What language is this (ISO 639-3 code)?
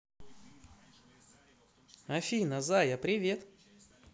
rus